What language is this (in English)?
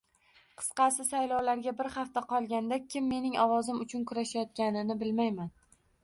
Uzbek